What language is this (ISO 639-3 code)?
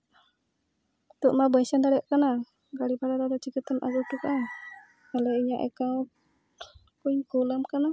sat